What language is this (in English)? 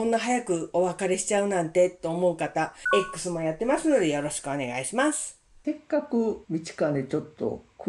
Japanese